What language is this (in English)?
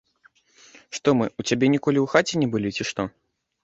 Belarusian